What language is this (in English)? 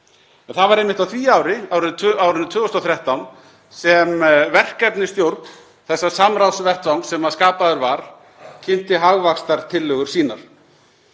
Icelandic